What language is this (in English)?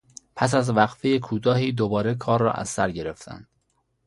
Persian